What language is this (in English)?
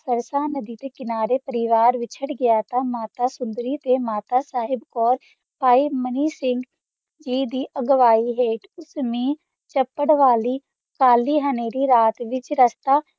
Punjabi